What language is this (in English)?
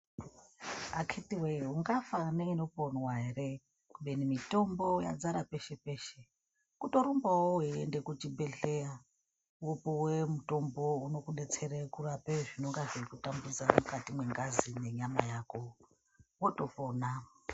Ndau